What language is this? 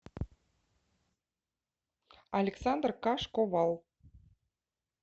Russian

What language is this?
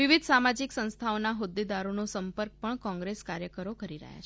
Gujarati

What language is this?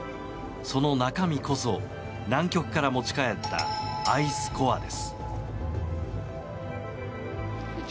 Japanese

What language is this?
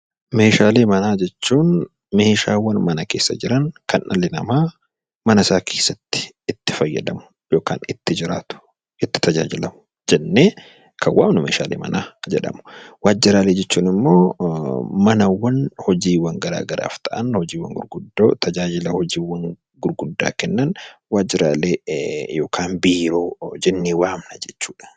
Oromo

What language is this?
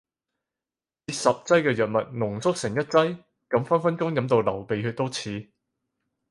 Cantonese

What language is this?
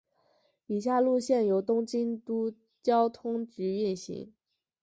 Chinese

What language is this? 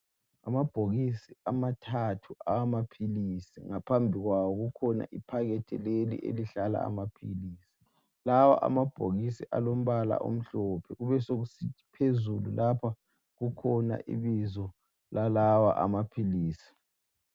North Ndebele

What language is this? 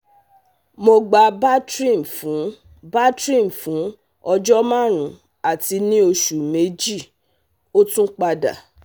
Yoruba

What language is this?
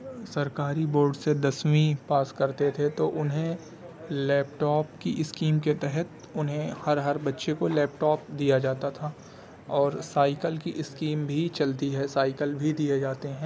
Urdu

